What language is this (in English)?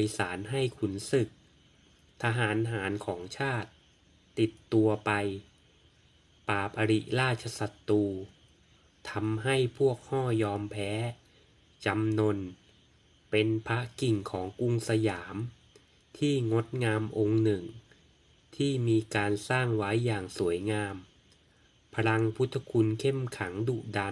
Thai